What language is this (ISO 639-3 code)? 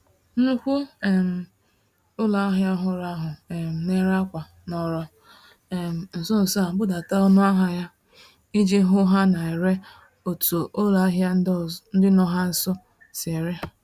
ibo